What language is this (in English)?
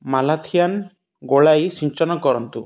Odia